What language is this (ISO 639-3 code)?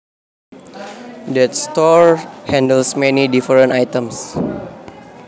jav